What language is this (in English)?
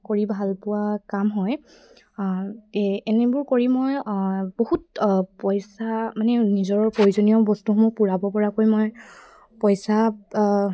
Assamese